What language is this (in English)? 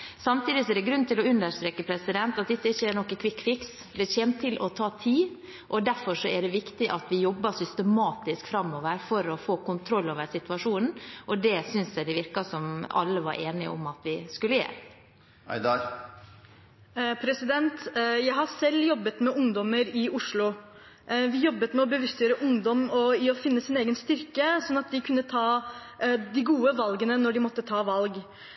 Norwegian Bokmål